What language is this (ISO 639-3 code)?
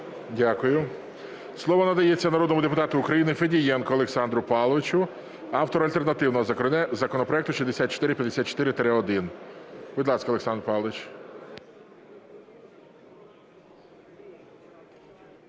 ukr